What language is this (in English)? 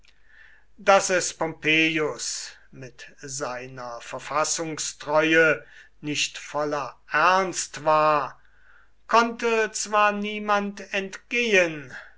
German